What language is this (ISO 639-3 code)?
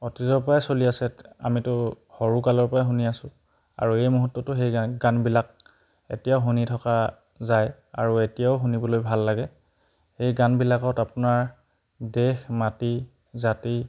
asm